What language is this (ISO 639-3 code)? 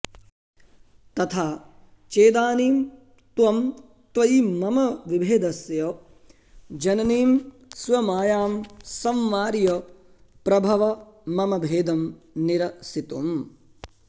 san